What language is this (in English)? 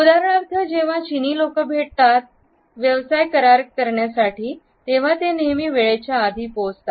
Marathi